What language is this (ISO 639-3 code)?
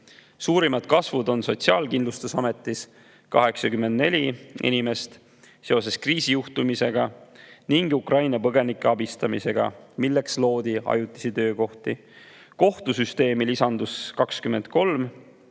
est